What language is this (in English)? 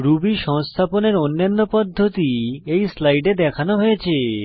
Bangla